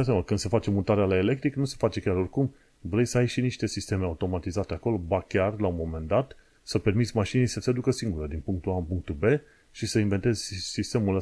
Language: Romanian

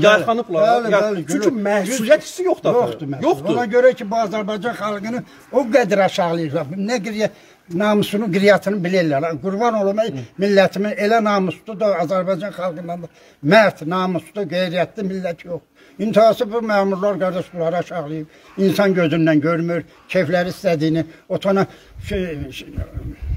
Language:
Turkish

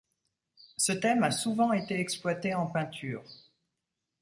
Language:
French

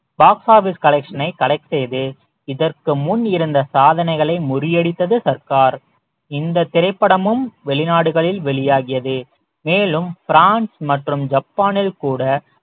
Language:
Tamil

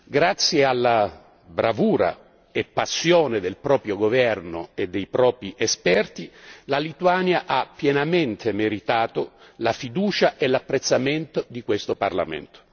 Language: Italian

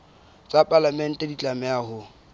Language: Southern Sotho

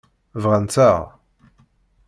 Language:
Kabyle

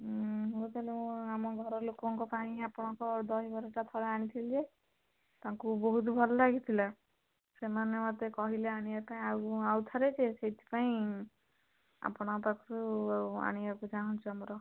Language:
Odia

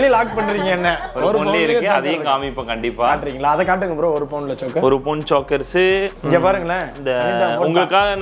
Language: Korean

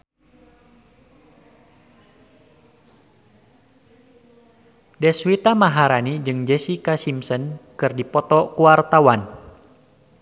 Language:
Sundanese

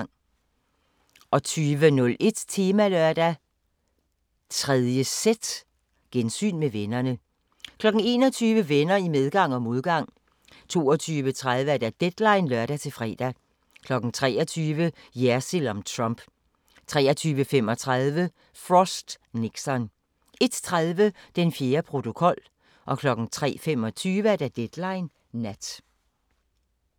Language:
Danish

